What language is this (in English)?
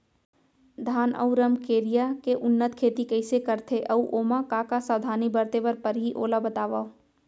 Chhattisgarhi